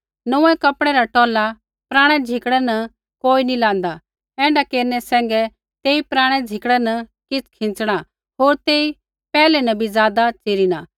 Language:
Kullu Pahari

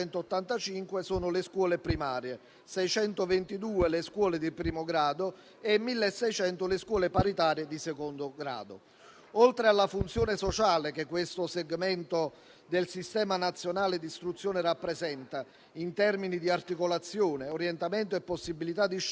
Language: Italian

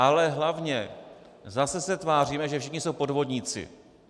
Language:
Czech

